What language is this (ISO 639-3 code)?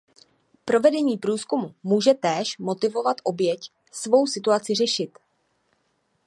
ces